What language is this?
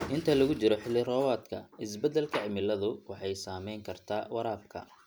Somali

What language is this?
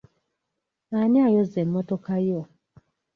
Ganda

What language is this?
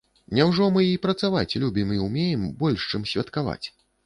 Belarusian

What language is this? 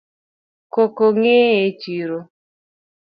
Luo (Kenya and Tanzania)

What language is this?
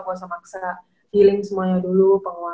Indonesian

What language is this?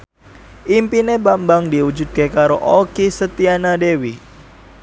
Javanese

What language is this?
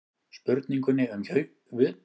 Icelandic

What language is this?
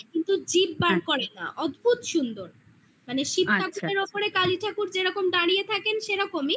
Bangla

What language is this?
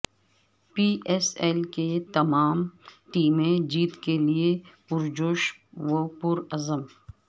Urdu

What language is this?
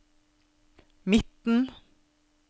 Norwegian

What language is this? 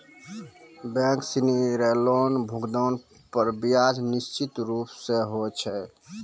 Maithili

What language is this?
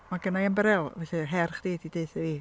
Welsh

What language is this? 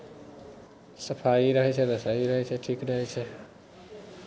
Maithili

